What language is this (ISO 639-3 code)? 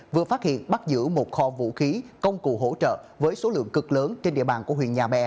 vie